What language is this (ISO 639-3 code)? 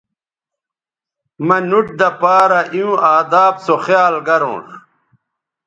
btv